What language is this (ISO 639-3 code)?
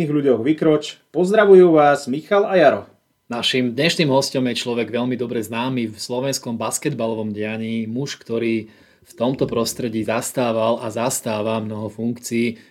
slk